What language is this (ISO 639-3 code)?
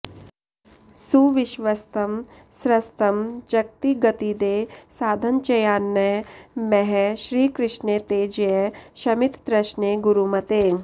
san